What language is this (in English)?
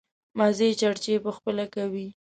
Pashto